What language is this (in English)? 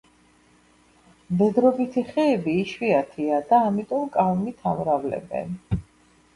Georgian